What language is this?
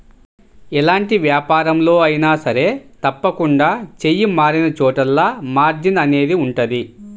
Telugu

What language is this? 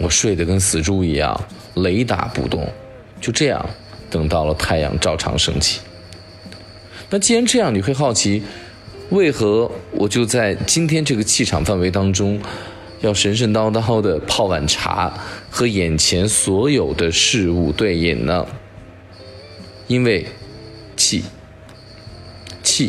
Chinese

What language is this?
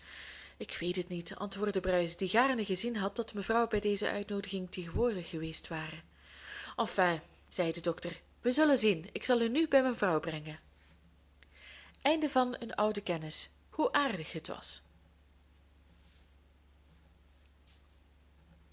Dutch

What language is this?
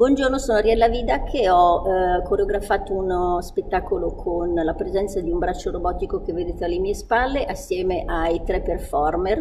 Italian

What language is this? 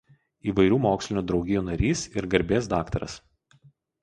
Lithuanian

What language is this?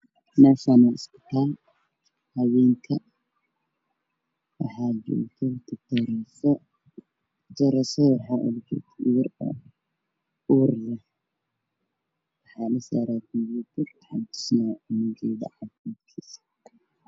Somali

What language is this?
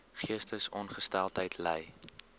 Afrikaans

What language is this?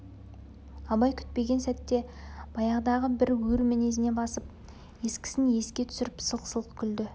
Kazakh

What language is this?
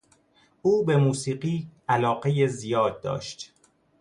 Persian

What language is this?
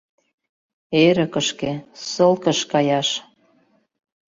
Mari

